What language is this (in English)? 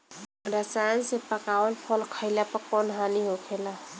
Bhojpuri